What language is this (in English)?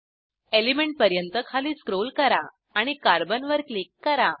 Marathi